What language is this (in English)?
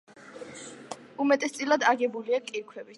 Georgian